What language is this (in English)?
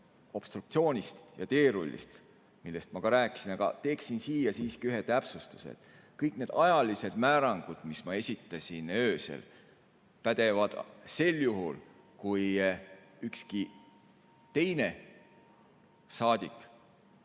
Estonian